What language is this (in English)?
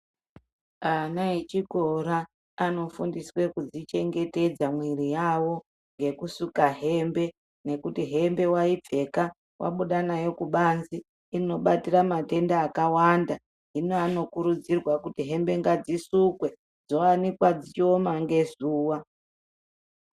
Ndau